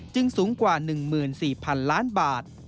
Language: Thai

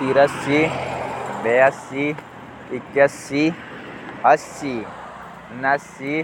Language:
Jaunsari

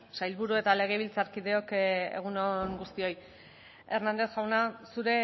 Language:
Basque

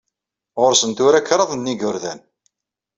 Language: Kabyle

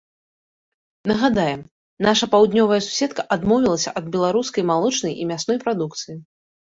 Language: Belarusian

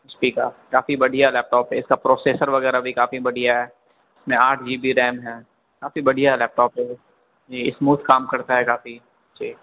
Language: Urdu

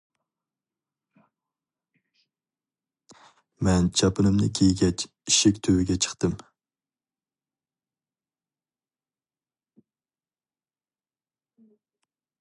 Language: Uyghur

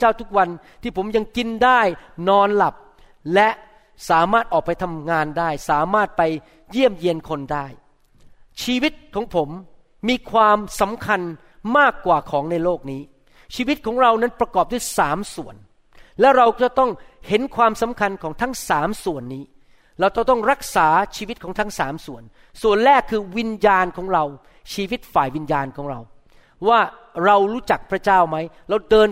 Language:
Thai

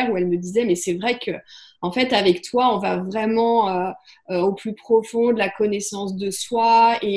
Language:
French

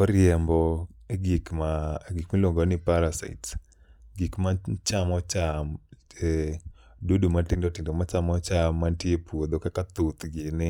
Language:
Luo (Kenya and Tanzania)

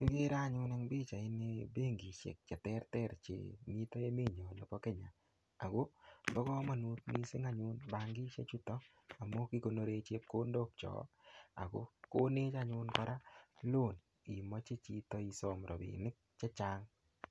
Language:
Kalenjin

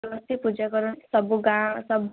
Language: Odia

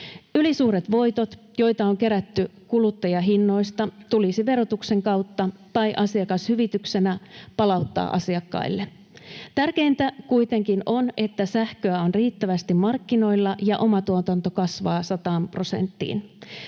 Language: Finnish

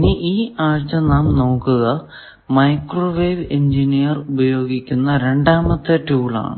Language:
Malayalam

